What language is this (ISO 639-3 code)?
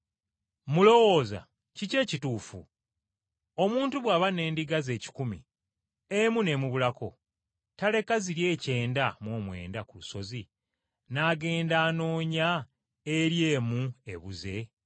lug